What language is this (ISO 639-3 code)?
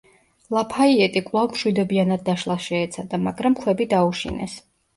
kat